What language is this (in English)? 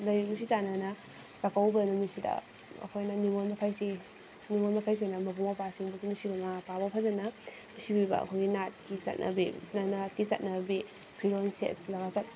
Manipuri